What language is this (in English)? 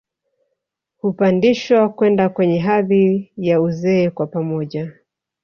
Swahili